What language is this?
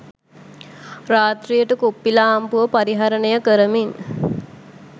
Sinhala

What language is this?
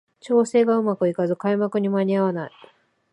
Japanese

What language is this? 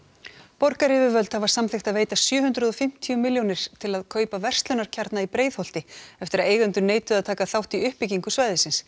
Icelandic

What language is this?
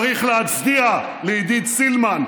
Hebrew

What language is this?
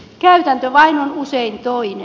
Finnish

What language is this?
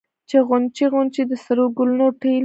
Pashto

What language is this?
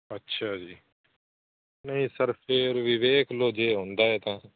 Punjabi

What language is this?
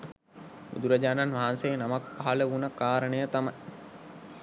Sinhala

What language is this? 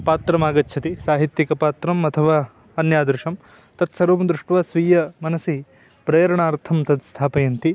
Sanskrit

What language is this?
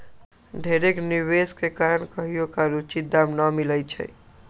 Magahi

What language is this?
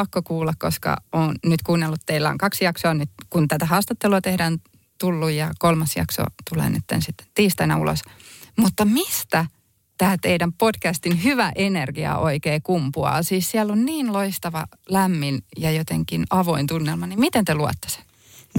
Finnish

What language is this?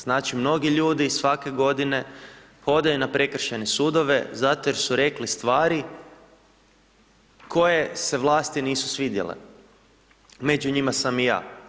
Croatian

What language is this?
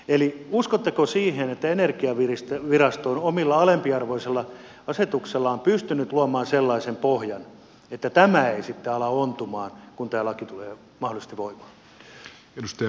Finnish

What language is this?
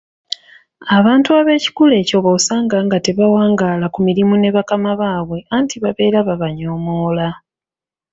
Ganda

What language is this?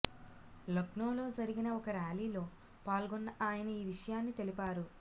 Telugu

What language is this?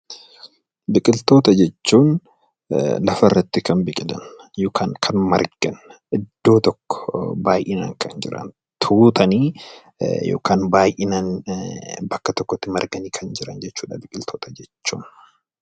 Oromo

